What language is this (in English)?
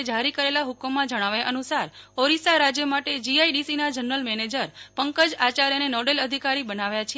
Gujarati